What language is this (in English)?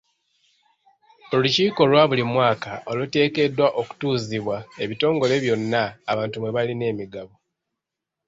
Ganda